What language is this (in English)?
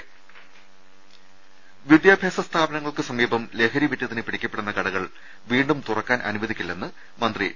Malayalam